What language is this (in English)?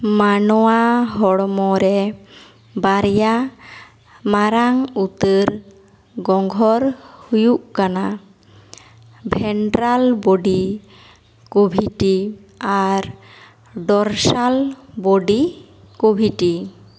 Santali